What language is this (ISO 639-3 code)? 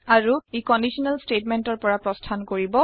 asm